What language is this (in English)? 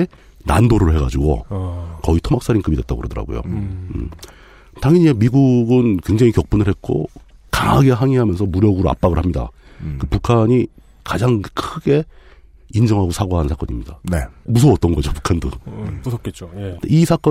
Korean